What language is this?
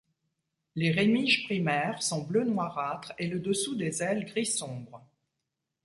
French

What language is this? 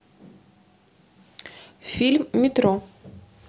Russian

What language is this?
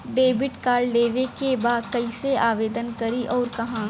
Bhojpuri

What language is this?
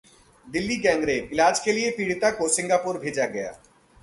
Hindi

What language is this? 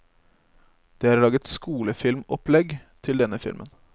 Norwegian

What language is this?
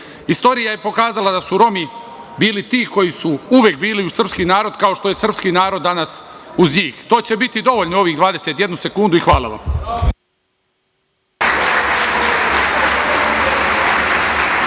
Serbian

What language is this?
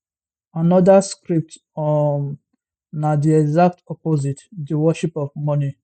Nigerian Pidgin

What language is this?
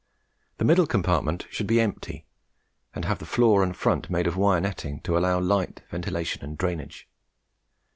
English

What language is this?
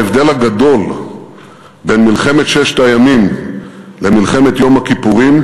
Hebrew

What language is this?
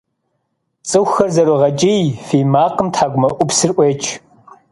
Kabardian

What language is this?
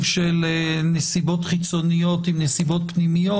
Hebrew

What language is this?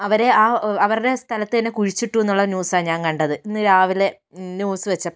Malayalam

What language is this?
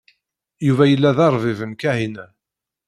Kabyle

